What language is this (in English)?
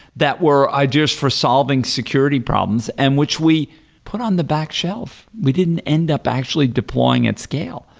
English